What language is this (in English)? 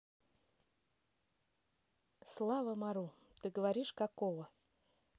Russian